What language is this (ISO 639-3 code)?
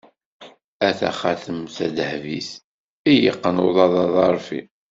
kab